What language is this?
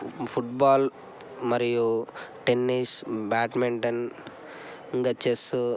Telugu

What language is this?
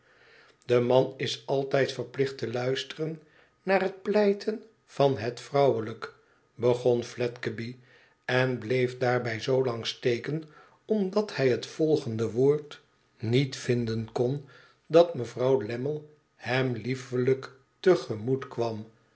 Dutch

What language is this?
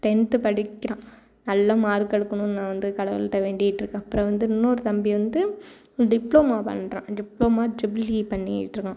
Tamil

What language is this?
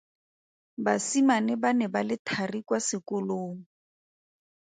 Tswana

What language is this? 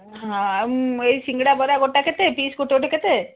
Odia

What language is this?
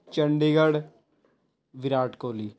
Punjabi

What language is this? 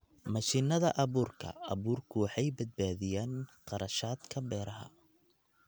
Somali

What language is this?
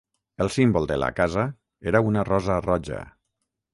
Catalan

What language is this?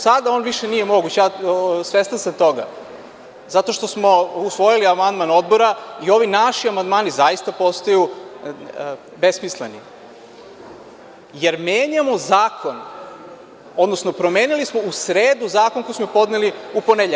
Serbian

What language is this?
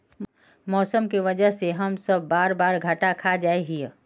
Magahi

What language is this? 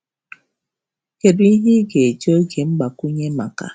Igbo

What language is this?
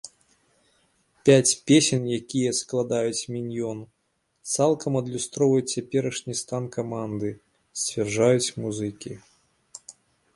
Belarusian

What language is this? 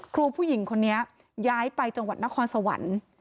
Thai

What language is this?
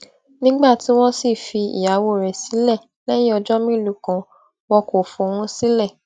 Yoruba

